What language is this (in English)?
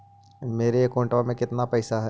Magahi